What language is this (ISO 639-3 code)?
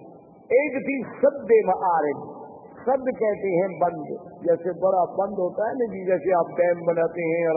urd